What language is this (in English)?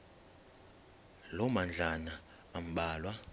Xhosa